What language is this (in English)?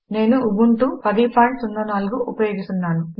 Telugu